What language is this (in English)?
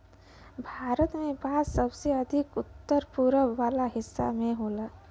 Bhojpuri